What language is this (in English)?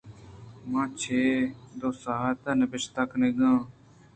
Eastern Balochi